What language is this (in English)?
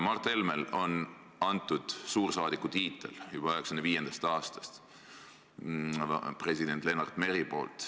Estonian